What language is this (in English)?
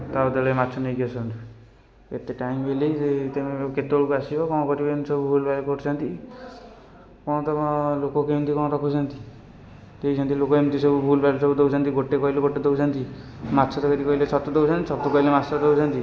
Odia